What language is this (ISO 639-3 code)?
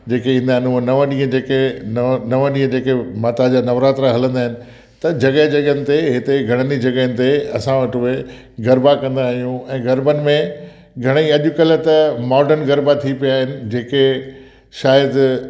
snd